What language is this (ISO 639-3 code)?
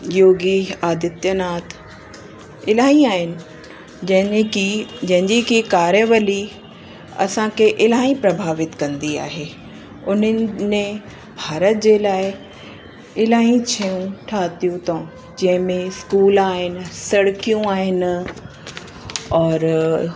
snd